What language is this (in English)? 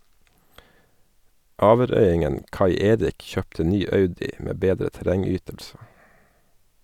Norwegian